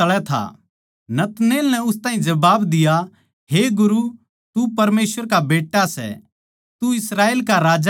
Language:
Haryanvi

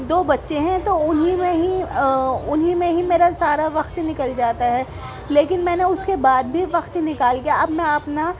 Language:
Urdu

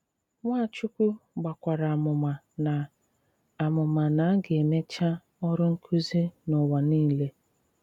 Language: Igbo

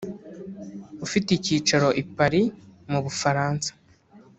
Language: Kinyarwanda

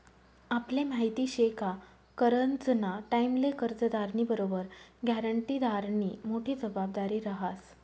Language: Marathi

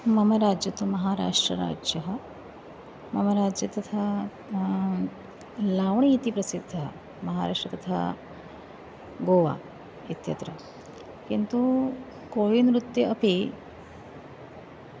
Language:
Sanskrit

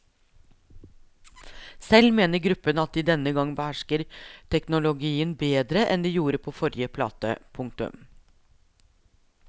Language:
Norwegian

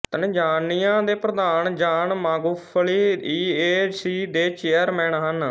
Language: Punjabi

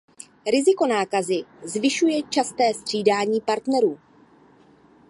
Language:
Czech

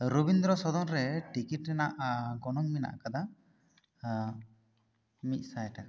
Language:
Santali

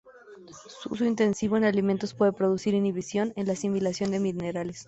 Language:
Spanish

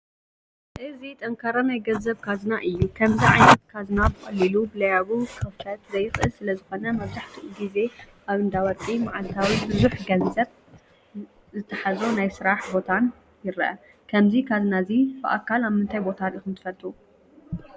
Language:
Tigrinya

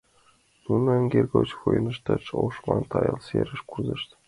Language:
Mari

